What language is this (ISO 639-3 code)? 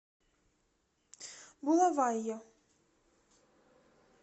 rus